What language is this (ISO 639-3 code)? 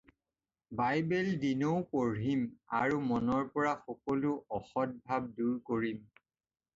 asm